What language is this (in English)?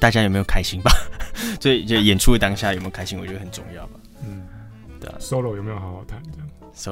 Chinese